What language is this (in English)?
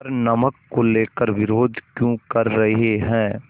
Hindi